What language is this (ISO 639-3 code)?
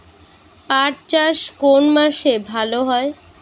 ben